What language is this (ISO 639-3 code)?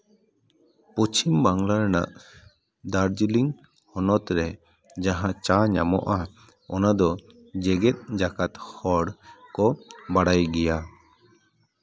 sat